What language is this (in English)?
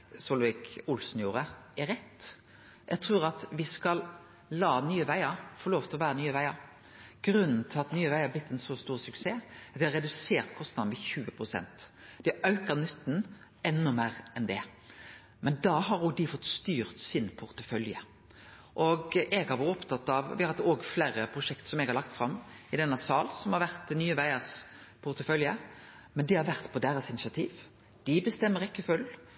Norwegian Nynorsk